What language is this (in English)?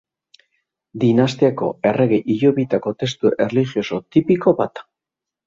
Basque